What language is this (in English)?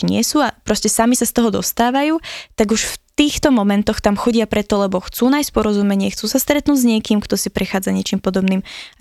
Slovak